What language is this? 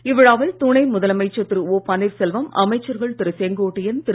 Tamil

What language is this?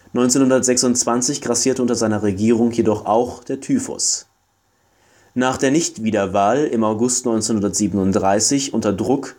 German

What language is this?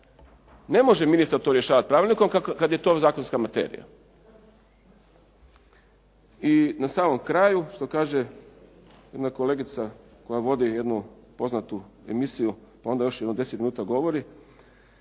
Croatian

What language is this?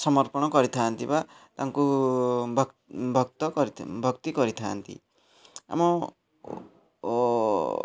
Odia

